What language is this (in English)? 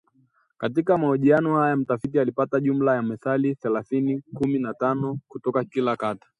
Swahili